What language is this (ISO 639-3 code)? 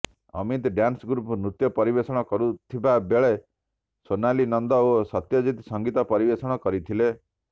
ori